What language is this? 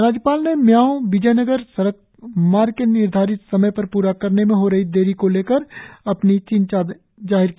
Hindi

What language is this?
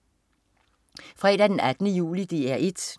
Danish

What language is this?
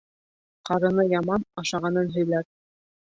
Bashkir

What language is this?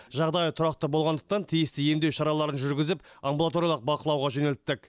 Kazakh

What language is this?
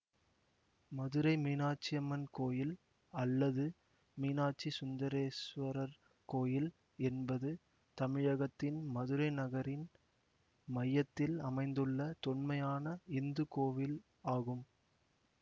Tamil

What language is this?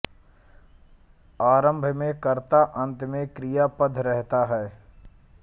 Hindi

